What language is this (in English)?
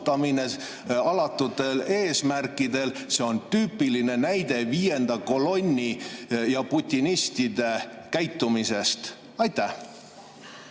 Estonian